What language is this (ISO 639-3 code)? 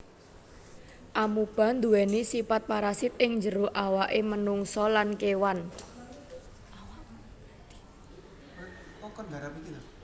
jav